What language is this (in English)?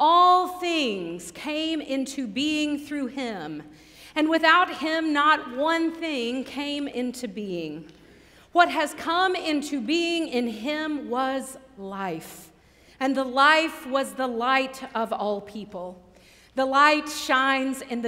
English